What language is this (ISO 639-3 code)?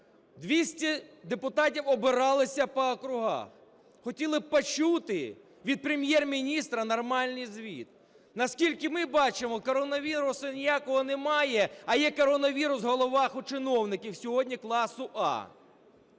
ukr